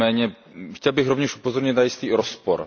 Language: Czech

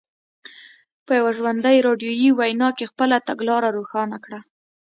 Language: Pashto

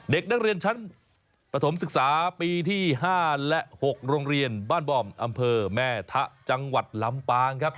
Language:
Thai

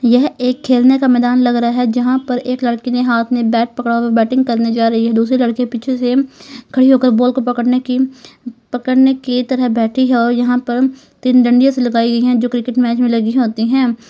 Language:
Hindi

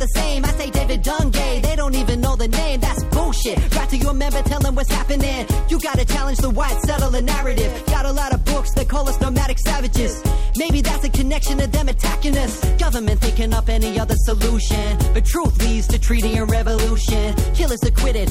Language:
Greek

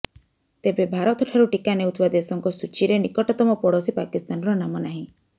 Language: Odia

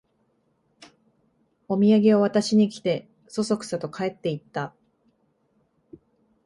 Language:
Japanese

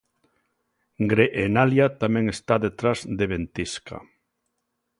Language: Galician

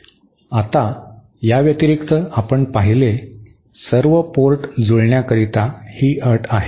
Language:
Marathi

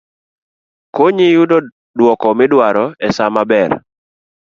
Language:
Luo (Kenya and Tanzania)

